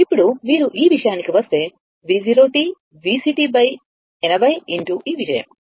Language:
Telugu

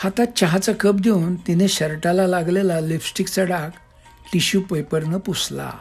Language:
Marathi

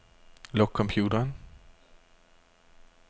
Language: Danish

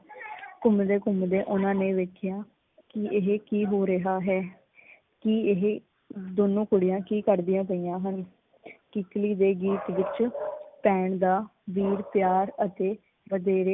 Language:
Punjabi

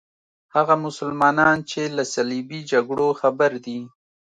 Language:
Pashto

